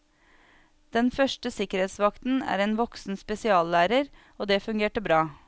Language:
Norwegian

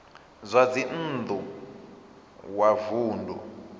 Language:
Venda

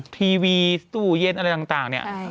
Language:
Thai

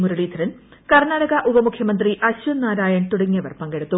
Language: Malayalam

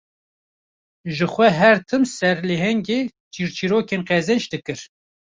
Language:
Kurdish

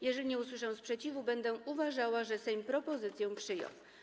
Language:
Polish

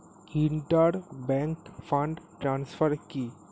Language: Bangla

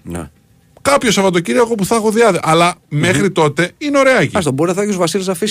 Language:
Greek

